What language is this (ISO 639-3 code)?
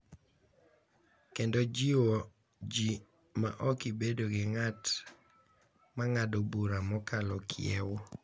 luo